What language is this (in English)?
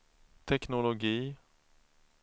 Swedish